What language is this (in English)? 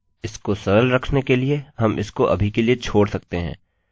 Hindi